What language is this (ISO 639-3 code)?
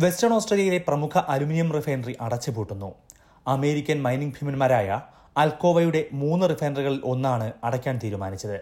mal